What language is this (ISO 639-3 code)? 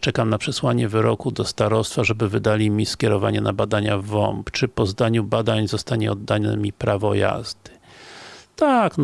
pol